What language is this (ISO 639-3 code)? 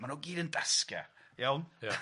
cym